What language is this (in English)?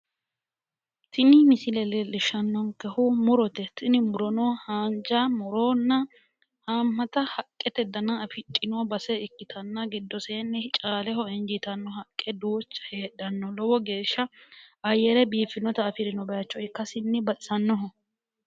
Sidamo